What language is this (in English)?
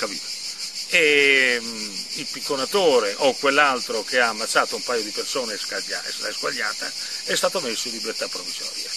Italian